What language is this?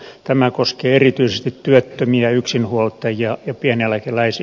Finnish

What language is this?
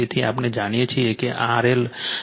Gujarati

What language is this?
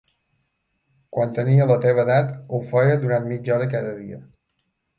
Catalan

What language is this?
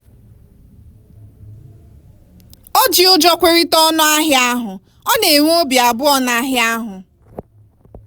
Igbo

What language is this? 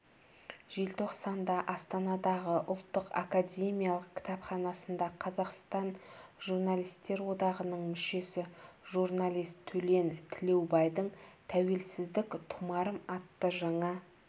Kazakh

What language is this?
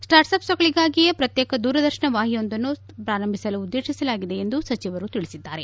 Kannada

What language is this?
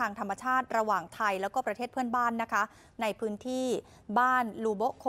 Thai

